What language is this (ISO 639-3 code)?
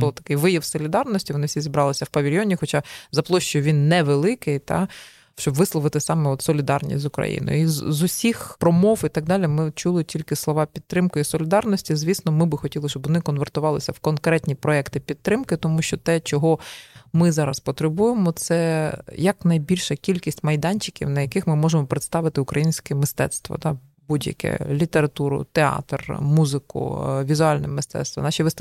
ukr